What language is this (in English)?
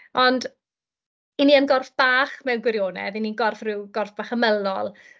Welsh